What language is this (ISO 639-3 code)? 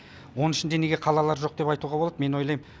kaz